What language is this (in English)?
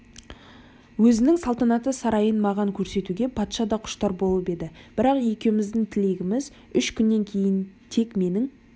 Kazakh